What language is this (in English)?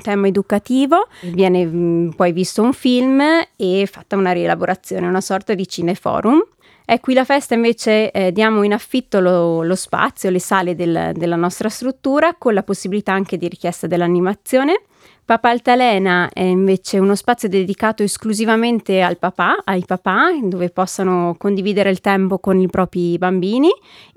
Italian